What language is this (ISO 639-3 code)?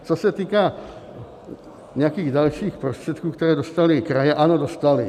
ces